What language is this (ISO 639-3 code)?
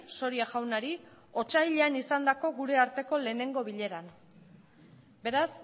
eus